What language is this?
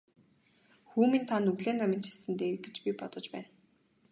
Mongolian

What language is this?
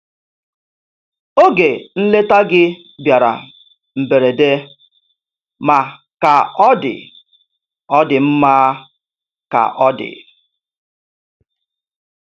Igbo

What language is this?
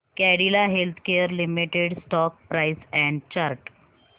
Marathi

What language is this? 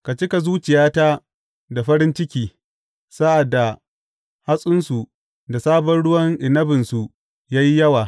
Hausa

